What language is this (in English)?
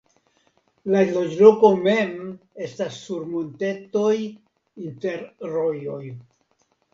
Esperanto